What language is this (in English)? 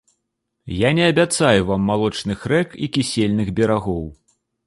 Belarusian